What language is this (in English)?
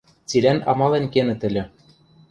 Western Mari